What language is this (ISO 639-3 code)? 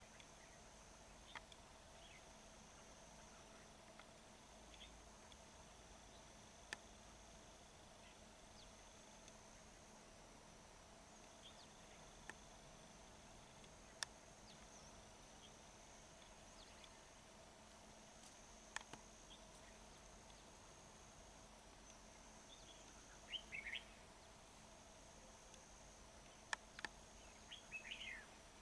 vie